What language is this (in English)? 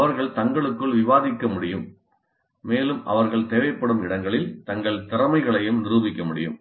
Tamil